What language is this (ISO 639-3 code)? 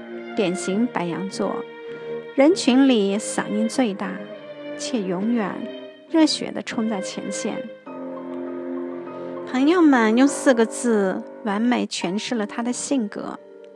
zho